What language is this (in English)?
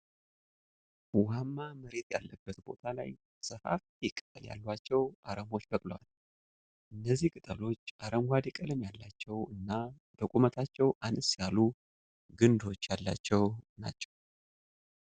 Amharic